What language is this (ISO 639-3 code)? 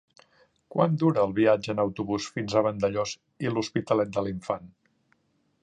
cat